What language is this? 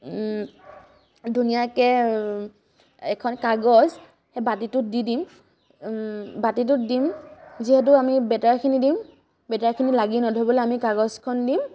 Assamese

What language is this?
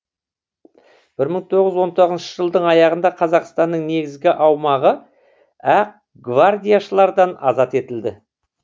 Kazakh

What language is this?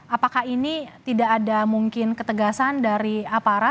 Indonesian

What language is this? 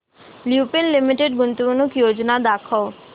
Marathi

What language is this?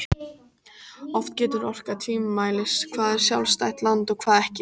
Icelandic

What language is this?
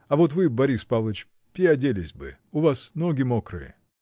Russian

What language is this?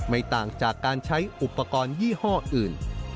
Thai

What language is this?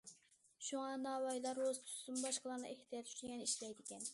Uyghur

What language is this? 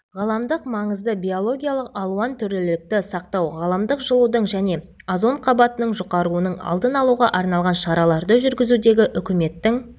Kazakh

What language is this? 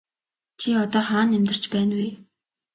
Mongolian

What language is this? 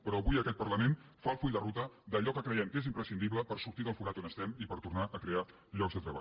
Catalan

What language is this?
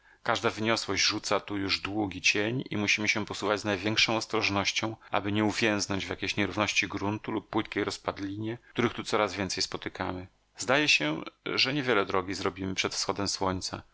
Polish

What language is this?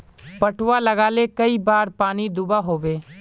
Magahi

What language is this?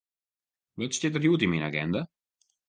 Western Frisian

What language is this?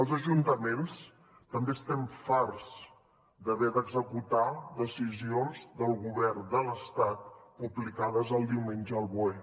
Catalan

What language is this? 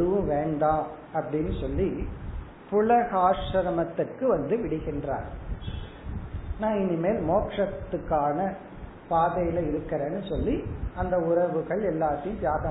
Tamil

